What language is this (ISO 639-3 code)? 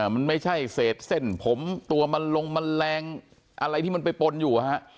tha